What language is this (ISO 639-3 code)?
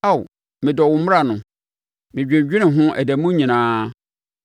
aka